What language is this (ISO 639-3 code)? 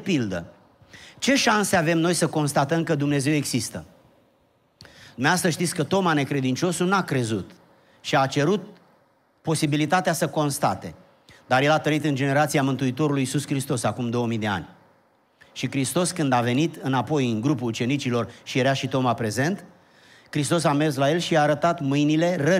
ron